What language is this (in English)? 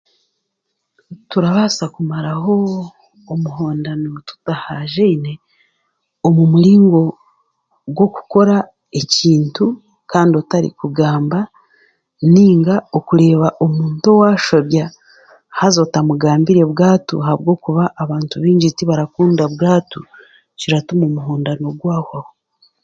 Chiga